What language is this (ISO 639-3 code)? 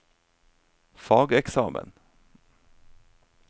nor